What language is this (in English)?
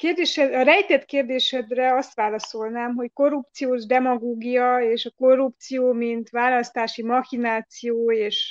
Hungarian